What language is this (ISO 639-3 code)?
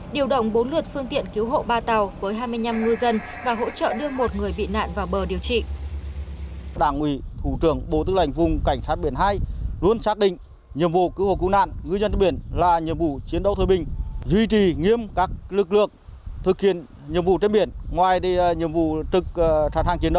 vie